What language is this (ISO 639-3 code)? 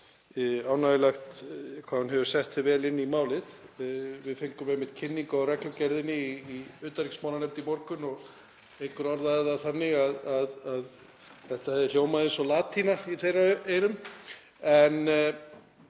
isl